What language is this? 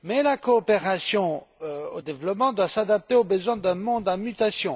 French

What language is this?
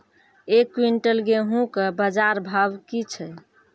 Maithili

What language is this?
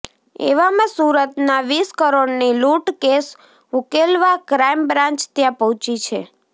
Gujarati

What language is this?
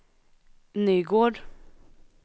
Swedish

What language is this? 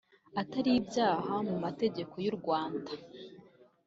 Kinyarwanda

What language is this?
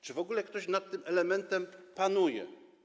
Polish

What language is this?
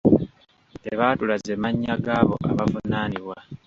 Ganda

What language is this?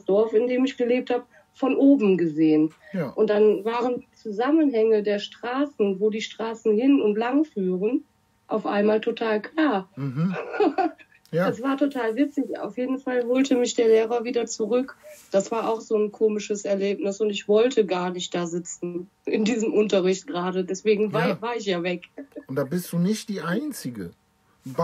German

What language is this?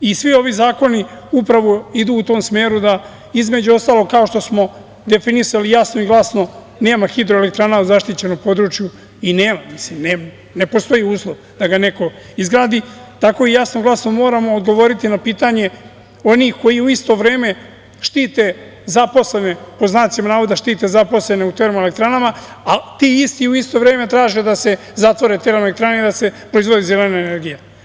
Serbian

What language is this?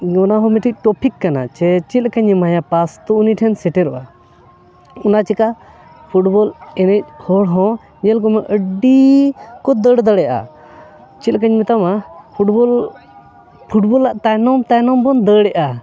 Santali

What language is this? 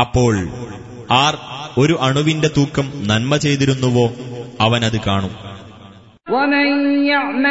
Malayalam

